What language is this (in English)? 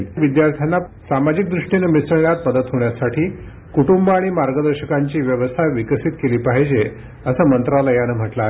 Marathi